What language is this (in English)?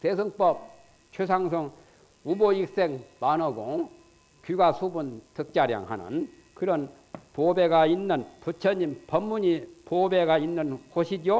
Korean